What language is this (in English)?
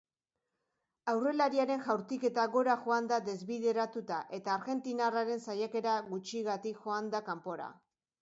Basque